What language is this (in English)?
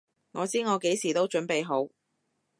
Cantonese